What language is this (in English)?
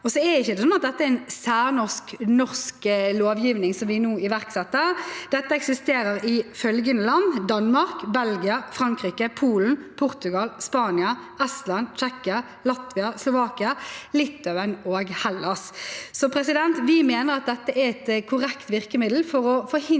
Norwegian